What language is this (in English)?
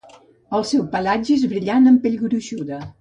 Catalan